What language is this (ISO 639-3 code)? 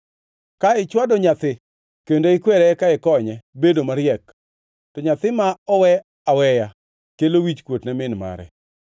luo